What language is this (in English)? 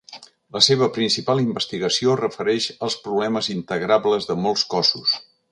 Catalan